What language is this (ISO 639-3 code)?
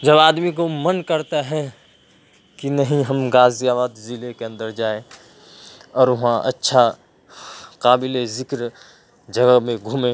urd